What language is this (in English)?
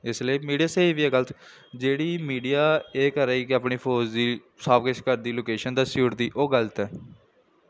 Dogri